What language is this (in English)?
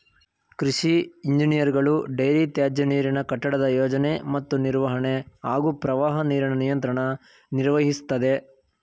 Kannada